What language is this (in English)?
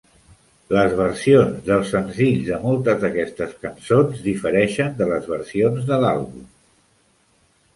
Catalan